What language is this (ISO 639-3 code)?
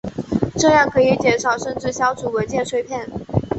zho